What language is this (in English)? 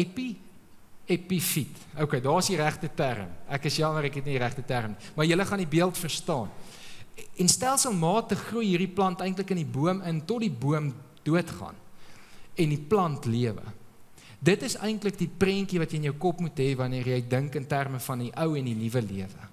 Dutch